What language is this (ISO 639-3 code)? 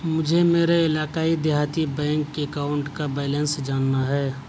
urd